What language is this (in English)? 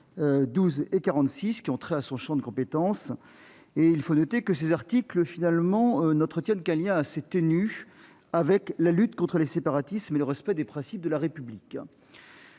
French